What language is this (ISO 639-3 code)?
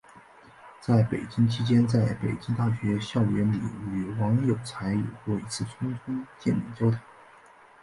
zho